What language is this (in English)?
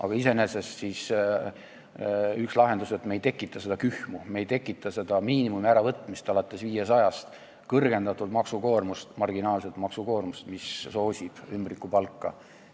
Estonian